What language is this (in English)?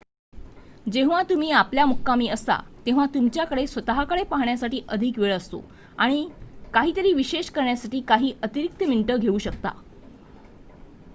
Marathi